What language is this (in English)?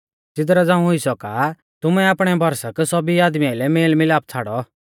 Mahasu Pahari